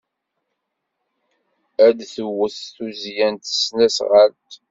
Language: Kabyle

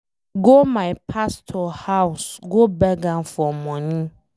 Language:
Nigerian Pidgin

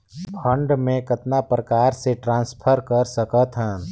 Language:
Chhattisgarhi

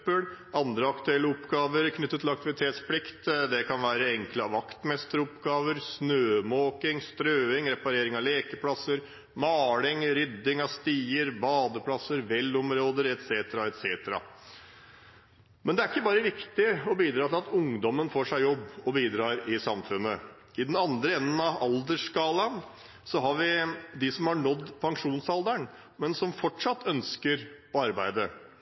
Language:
Norwegian Bokmål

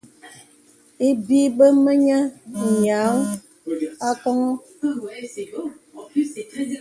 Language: Bebele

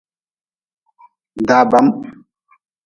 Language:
Nawdm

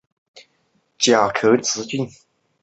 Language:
Chinese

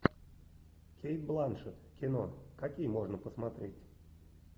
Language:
Russian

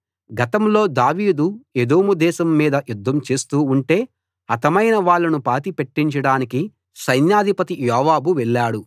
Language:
Telugu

